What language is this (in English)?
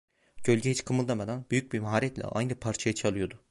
Turkish